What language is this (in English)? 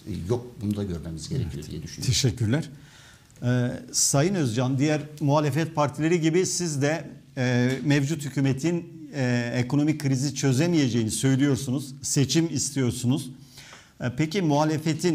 Turkish